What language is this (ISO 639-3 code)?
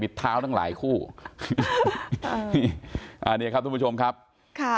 tha